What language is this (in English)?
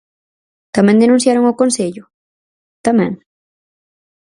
Galician